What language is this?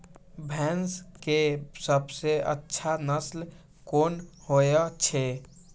Maithili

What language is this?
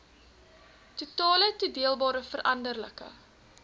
Afrikaans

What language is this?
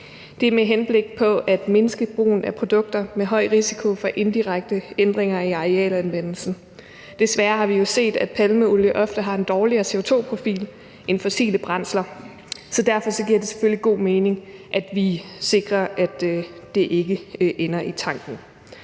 Danish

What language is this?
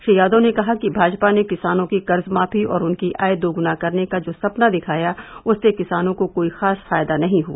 Hindi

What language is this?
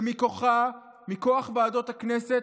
Hebrew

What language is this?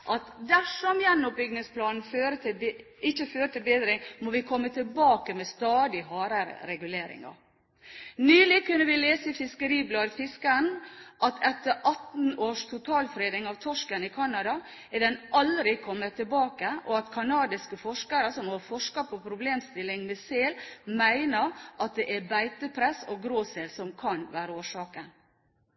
Norwegian Bokmål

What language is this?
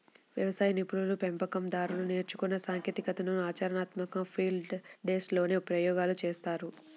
Telugu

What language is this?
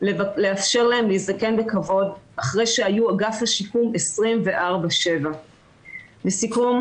Hebrew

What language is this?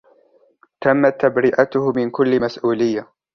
Arabic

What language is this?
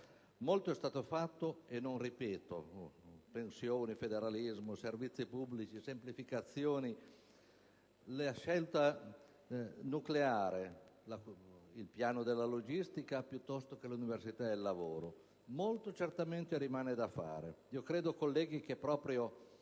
Italian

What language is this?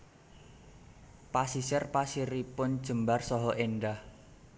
Javanese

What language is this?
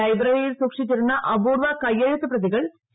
Malayalam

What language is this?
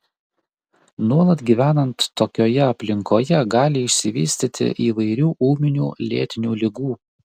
Lithuanian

